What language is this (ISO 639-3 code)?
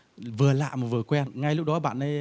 vie